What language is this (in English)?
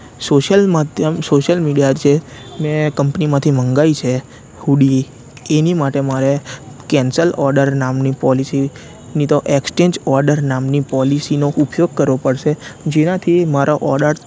Gujarati